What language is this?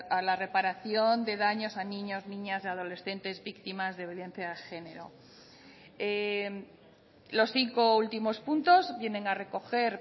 Spanish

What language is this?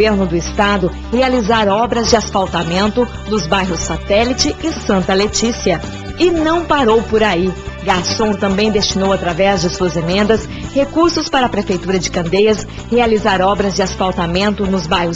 Portuguese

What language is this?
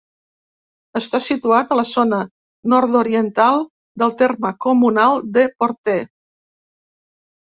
Catalan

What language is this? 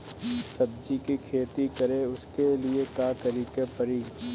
Bhojpuri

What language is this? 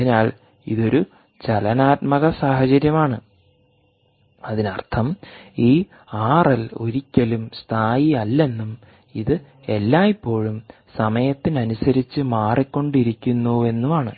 Malayalam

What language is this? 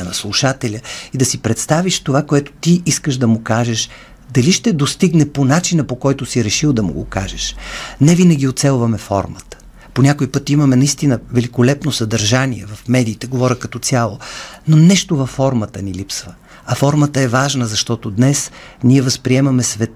Bulgarian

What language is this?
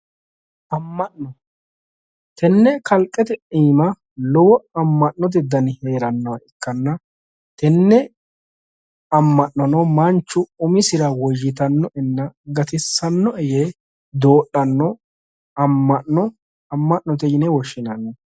Sidamo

